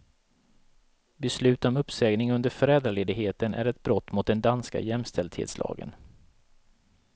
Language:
Swedish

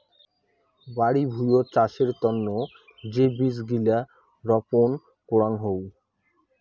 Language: Bangla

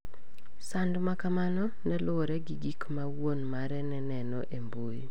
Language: Luo (Kenya and Tanzania)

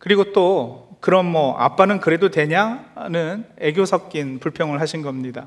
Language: Korean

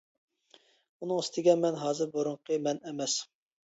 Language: Uyghur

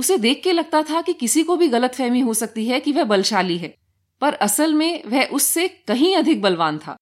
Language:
Hindi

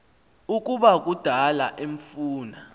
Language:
Xhosa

